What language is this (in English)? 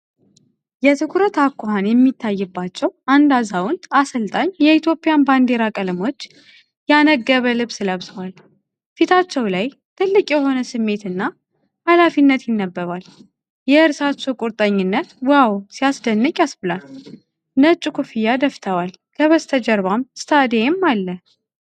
Amharic